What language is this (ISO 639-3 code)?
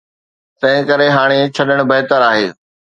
snd